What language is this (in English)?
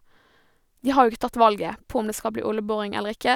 Norwegian